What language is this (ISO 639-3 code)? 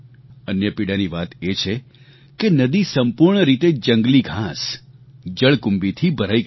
guj